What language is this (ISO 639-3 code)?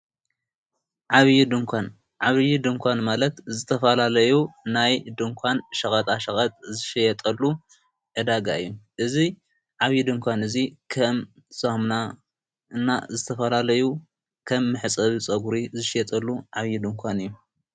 tir